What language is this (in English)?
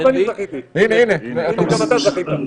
Hebrew